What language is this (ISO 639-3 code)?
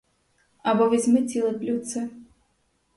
ukr